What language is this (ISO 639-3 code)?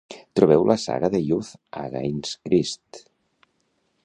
cat